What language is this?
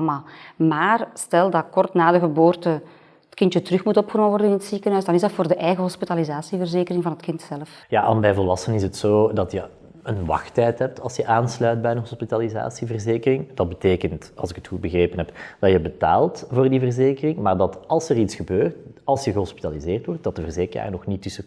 Dutch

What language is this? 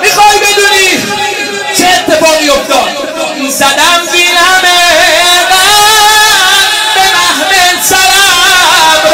Persian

